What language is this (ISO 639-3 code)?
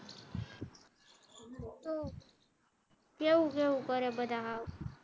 guj